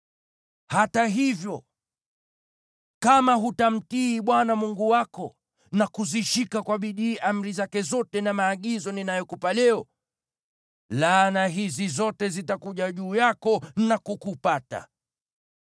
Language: Swahili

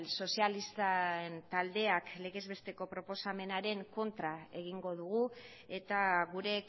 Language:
Basque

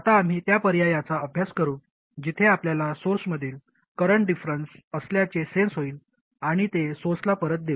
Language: Marathi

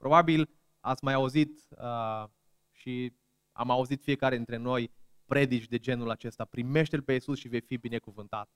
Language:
Romanian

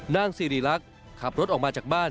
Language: Thai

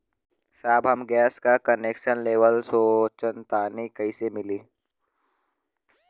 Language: Bhojpuri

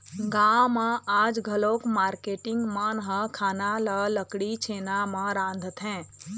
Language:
Chhattisgarhi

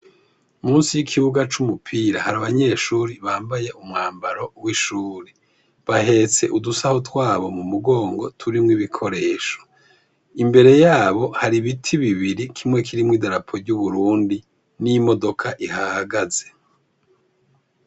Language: Rundi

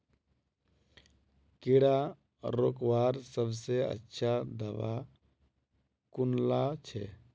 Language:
Magahi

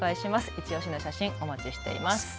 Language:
Japanese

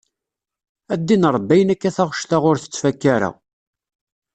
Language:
Kabyle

